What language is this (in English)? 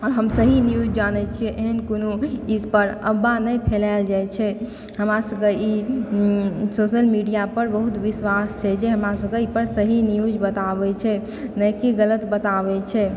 Maithili